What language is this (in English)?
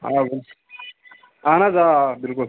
Kashmiri